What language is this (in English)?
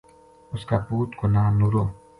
Gujari